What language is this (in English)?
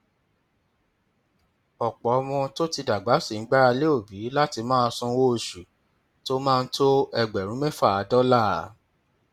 Yoruba